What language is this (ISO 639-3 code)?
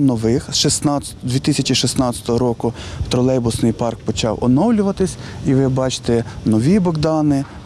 ukr